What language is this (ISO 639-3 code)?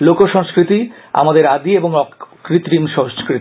ben